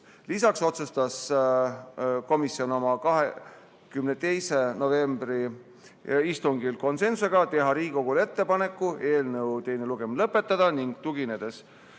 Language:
Estonian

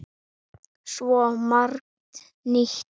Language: Icelandic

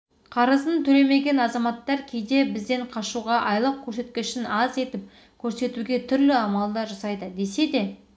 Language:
Kazakh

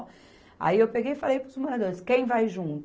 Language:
Portuguese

